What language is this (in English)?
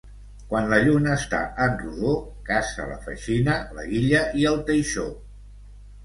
Catalan